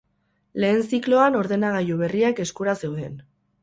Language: Basque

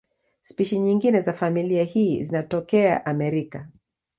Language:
Swahili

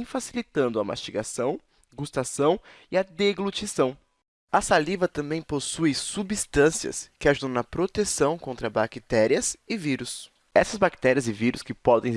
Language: Portuguese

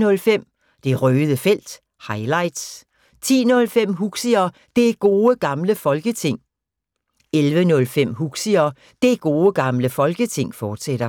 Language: Danish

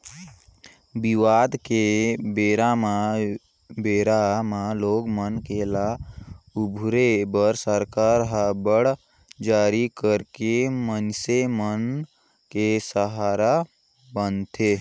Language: Chhattisgarhi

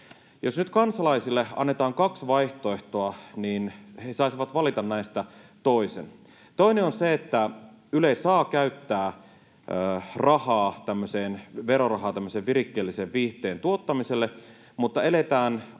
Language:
Finnish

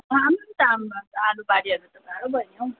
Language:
Nepali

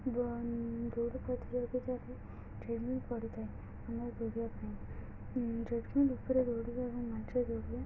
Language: Odia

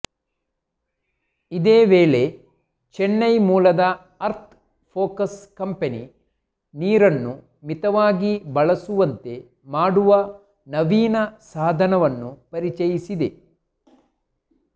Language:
Kannada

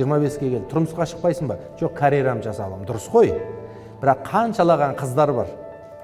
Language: Turkish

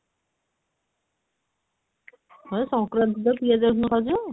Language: Odia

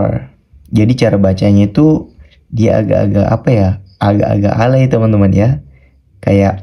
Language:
Indonesian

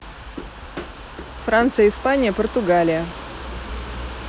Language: Russian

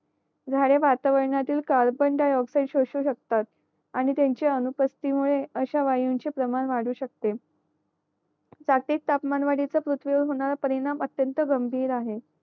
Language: Marathi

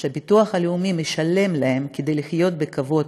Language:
Hebrew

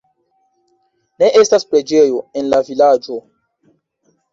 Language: Esperanto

